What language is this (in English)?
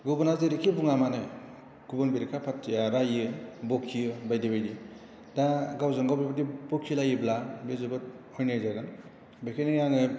Bodo